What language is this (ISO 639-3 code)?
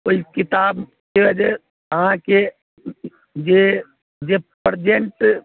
mai